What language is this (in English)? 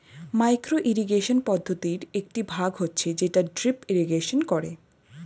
Bangla